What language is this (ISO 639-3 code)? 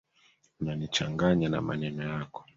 swa